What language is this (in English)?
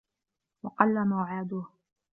Arabic